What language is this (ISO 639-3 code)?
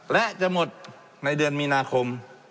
tha